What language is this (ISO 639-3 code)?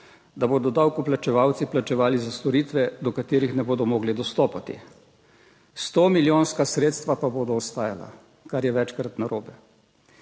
slv